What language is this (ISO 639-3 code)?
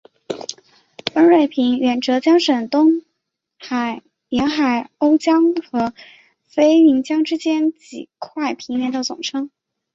zho